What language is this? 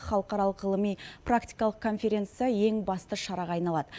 Kazakh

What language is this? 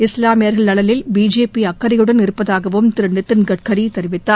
Tamil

